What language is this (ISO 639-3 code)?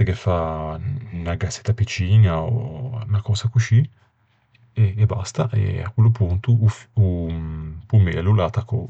lij